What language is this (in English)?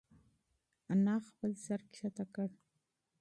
Pashto